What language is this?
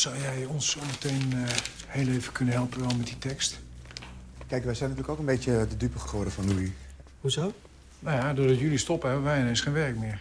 Dutch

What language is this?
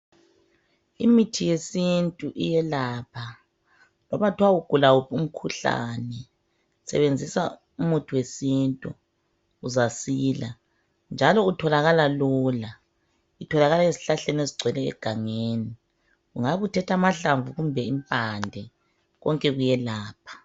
North Ndebele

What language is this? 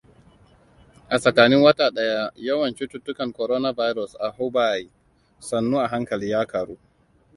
Hausa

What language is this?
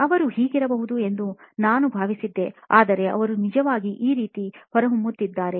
Kannada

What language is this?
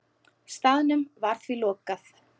Icelandic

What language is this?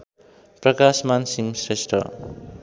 Nepali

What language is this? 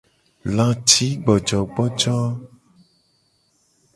Gen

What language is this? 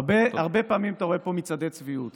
Hebrew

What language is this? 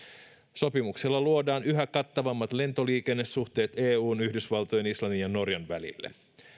Finnish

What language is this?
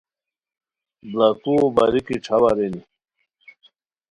Khowar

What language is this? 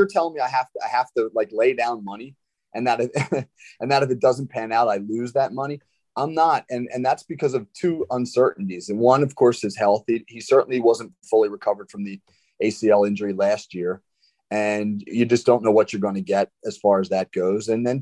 English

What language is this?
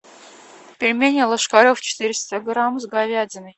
Russian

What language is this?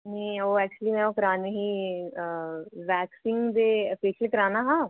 Dogri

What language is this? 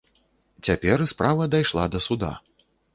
Belarusian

